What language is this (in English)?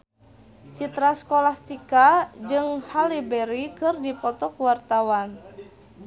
Sundanese